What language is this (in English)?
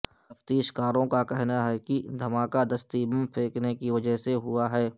Urdu